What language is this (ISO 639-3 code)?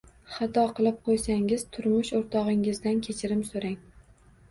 uzb